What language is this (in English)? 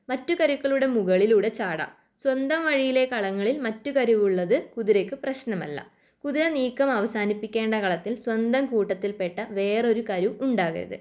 Malayalam